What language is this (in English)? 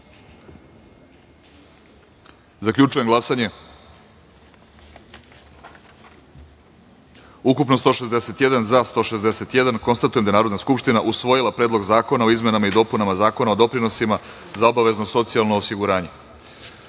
Serbian